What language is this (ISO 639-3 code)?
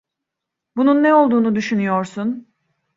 tur